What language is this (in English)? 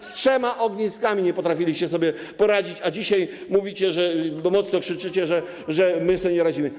Polish